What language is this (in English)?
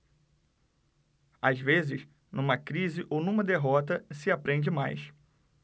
Portuguese